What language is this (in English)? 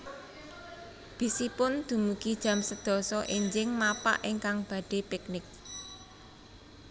Javanese